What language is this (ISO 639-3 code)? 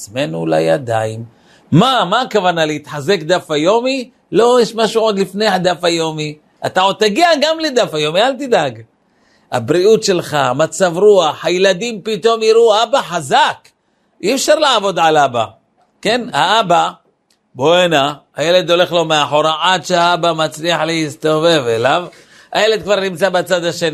heb